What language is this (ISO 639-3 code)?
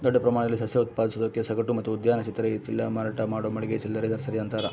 kan